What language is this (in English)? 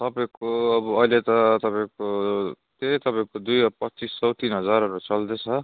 Nepali